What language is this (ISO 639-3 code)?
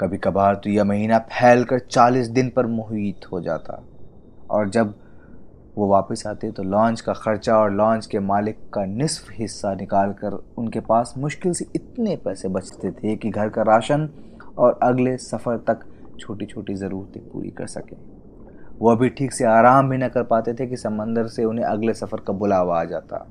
hin